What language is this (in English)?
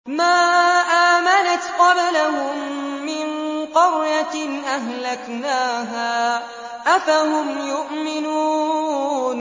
Arabic